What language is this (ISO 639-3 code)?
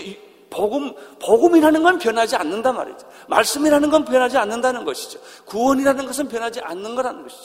kor